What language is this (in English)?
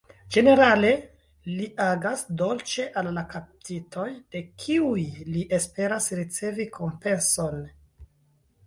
Esperanto